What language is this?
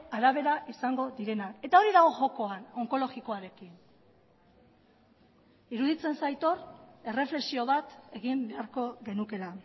Basque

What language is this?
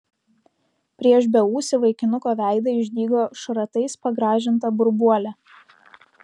Lithuanian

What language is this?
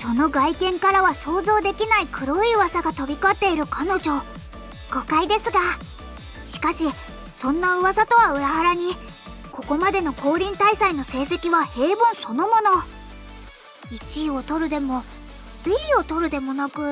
Japanese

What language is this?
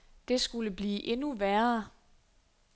Danish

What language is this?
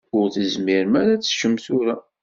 Kabyle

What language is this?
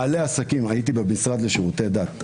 Hebrew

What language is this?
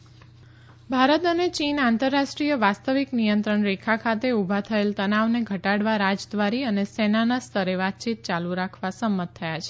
Gujarati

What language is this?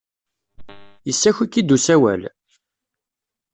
Kabyle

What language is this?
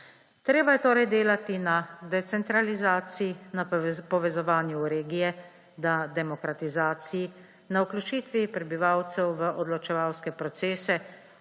Slovenian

